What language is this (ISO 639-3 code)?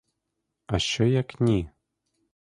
ukr